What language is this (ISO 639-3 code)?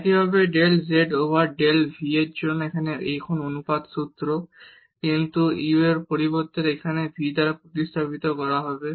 ben